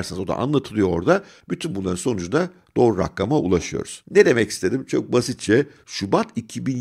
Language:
Turkish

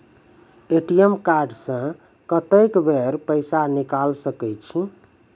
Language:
Maithili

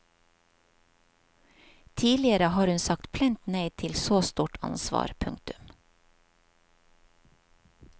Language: Norwegian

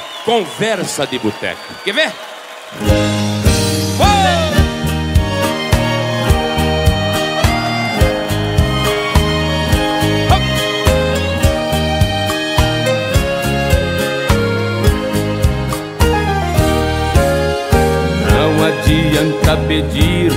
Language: Portuguese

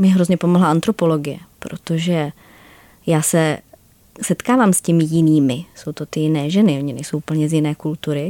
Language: Czech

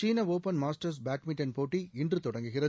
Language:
Tamil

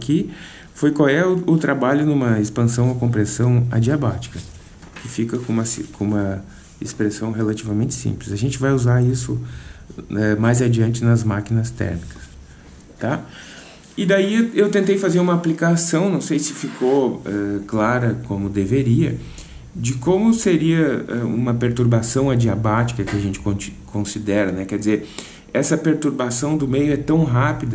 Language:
Portuguese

